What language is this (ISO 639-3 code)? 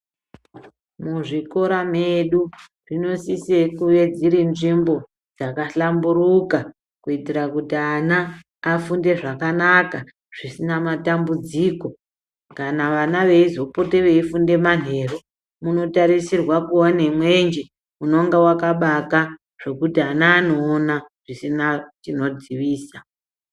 ndc